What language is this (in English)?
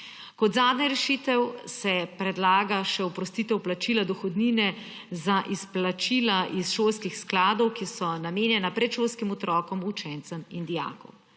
Slovenian